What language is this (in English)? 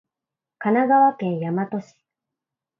Japanese